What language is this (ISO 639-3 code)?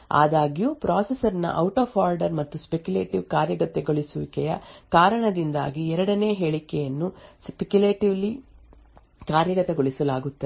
kan